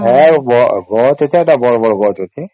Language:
Odia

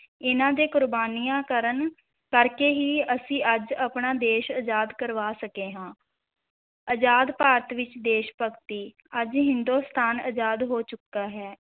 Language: Punjabi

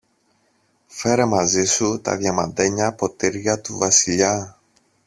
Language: Greek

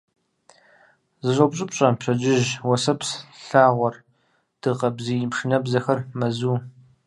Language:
Kabardian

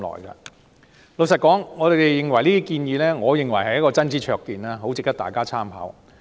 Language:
Cantonese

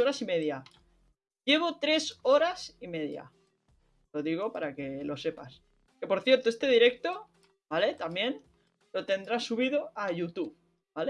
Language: Spanish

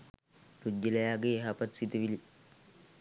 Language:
Sinhala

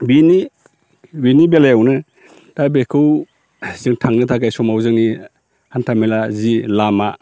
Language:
Bodo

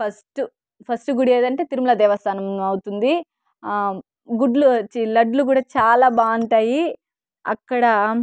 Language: Telugu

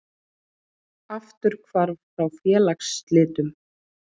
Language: Icelandic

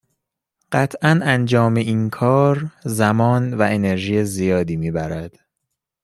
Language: Persian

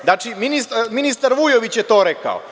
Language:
Serbian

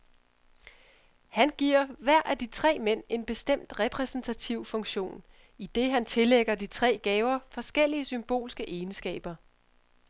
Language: Danish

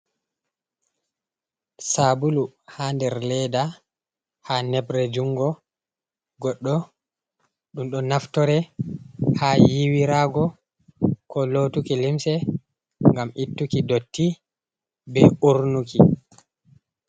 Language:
Fula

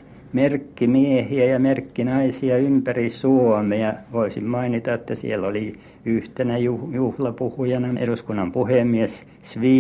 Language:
Finnish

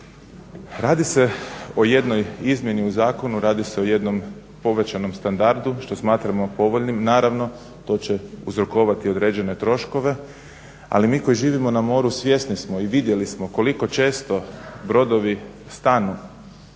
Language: Croatian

